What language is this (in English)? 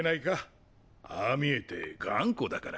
Japanese